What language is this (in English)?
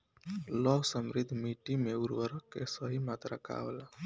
Bhojpuri